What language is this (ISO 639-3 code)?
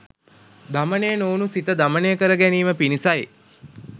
sin